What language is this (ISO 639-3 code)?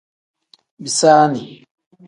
kdh